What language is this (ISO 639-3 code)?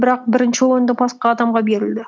kaz